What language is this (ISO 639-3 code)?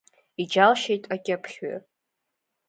abk